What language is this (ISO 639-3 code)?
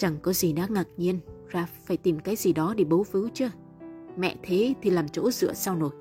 vie